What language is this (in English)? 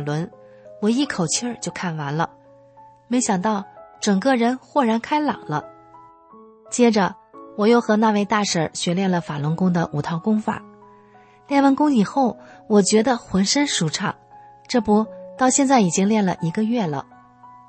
Chinese